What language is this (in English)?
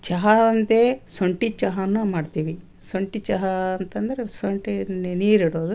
Kannada